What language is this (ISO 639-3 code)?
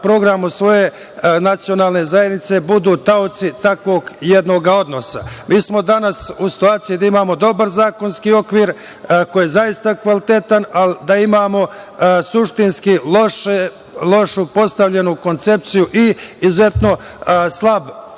srp